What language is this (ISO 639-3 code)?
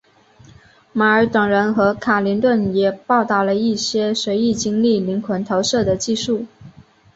zho